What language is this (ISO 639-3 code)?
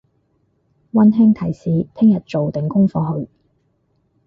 yue